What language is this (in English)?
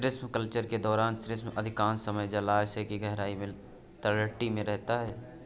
Hindi